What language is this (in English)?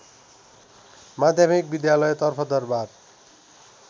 Nepali